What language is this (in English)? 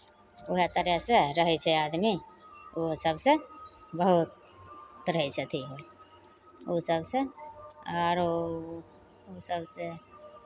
Maithili